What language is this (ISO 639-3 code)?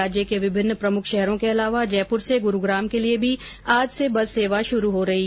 hin